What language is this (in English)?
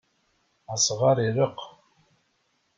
Kabyle